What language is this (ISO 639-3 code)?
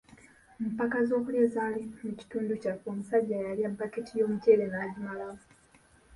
lug